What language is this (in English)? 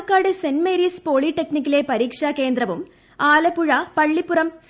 Malayalam